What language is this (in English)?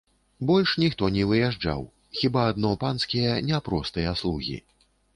Belarusian